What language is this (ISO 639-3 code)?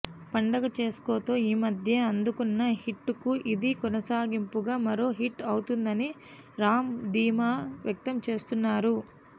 tel